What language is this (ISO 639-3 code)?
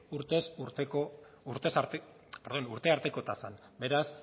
eus